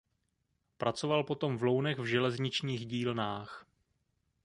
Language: Czech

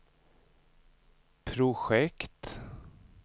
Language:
Swedish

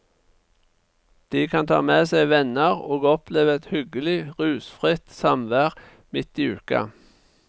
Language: Norwegian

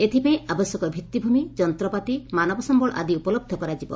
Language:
Odia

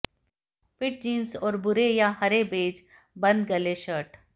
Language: Hindi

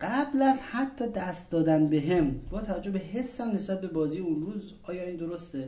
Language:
Persian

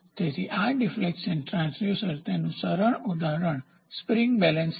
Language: Gujarati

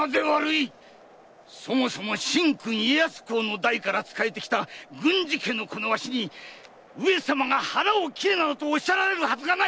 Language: Japanese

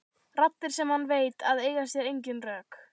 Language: Icelandic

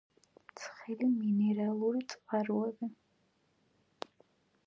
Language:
Georgian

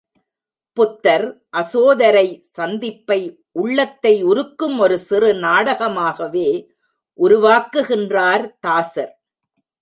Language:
Tamil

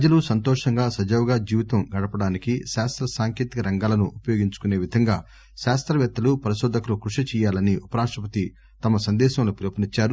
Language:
Telugu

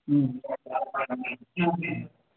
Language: Sanskrit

